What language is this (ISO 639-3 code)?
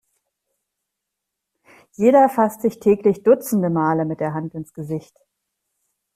deu